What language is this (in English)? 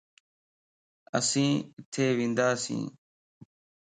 Lasi